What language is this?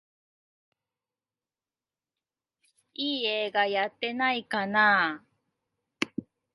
Japanese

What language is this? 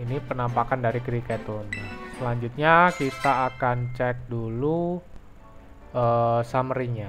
Indonesian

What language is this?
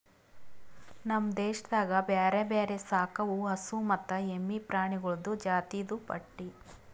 Kannada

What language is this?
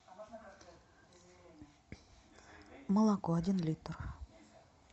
Russian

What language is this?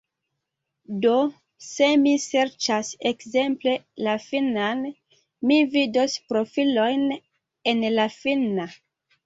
Esperanto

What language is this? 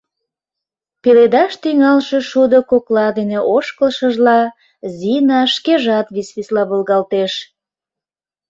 Mari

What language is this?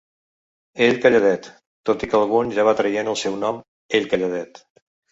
Catalan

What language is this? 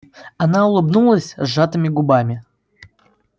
Russian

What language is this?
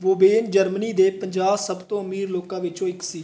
Punjabi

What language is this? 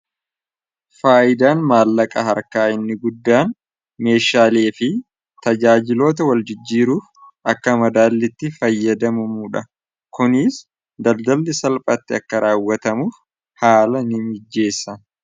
Oromo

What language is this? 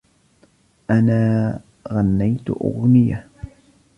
Arabic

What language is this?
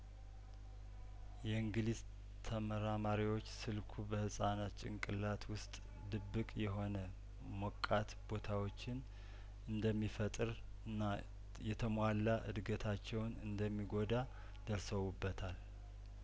Amharic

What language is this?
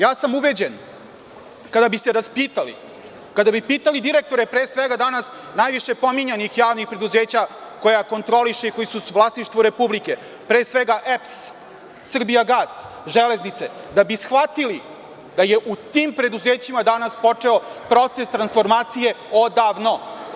Serbian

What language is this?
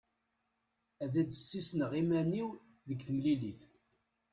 Kabyle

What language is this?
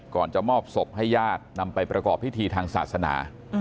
Thai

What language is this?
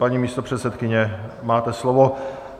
Czech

